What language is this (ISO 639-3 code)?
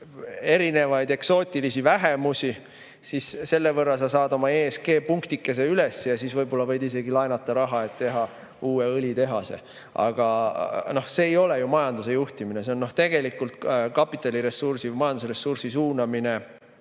est